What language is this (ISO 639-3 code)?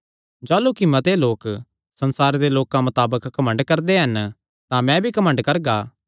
xnr